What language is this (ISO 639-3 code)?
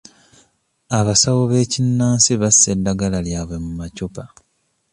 lug